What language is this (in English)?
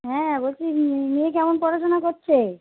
Bangla